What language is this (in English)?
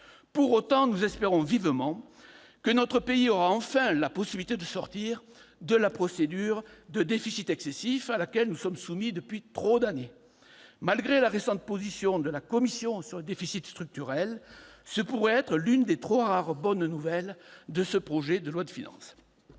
French